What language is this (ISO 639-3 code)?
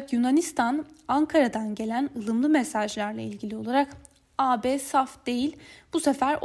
tur